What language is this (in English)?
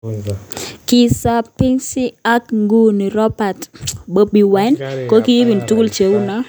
Kalenjin